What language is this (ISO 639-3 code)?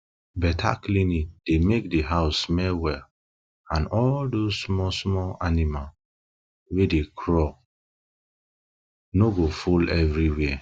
pcm